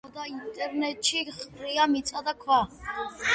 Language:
Georgian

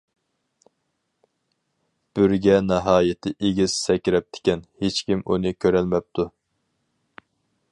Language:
Uyghur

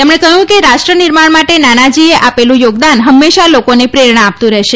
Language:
Gujarati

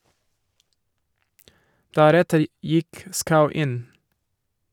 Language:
Norwegian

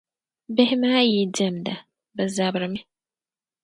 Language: Dagbani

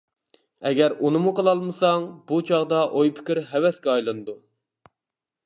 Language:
Uyghur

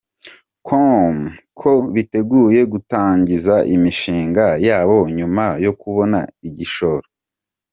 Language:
Kinyarwanda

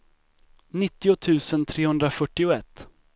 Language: Swedish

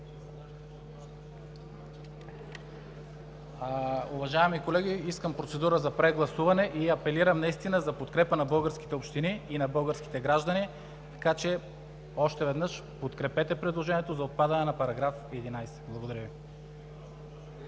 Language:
Bulgarian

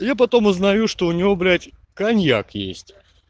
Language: Russian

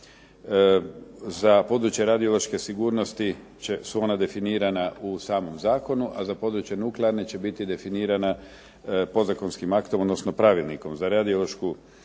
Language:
Croatian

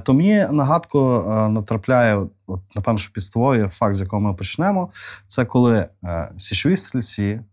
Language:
Ukrainian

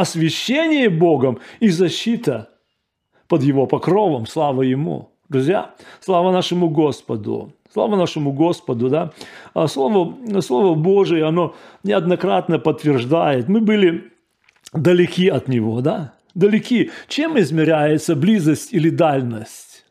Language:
Russian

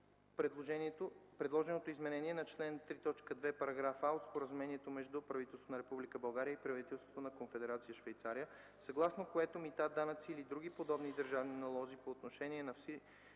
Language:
Bulgarian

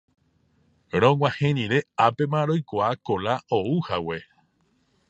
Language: Guarani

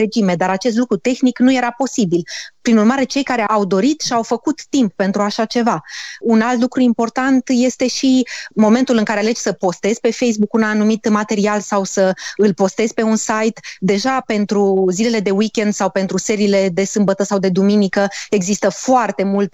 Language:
Romanian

